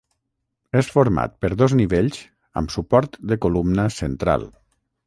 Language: Catalan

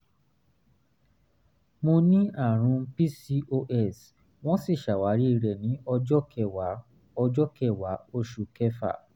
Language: Yoruba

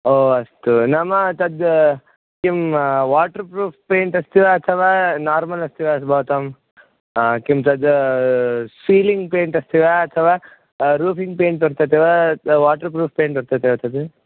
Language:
Sanskrit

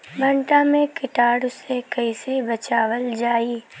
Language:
Bhojpuri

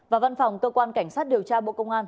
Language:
Vietnamese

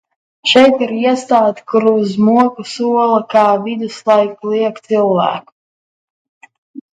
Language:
Latvian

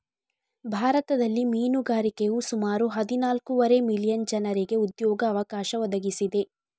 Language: Kannada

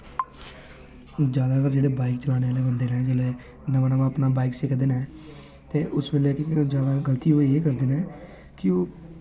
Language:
Dogri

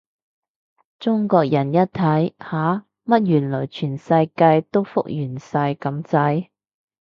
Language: Cantonese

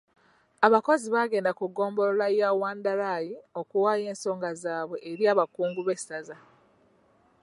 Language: Ganda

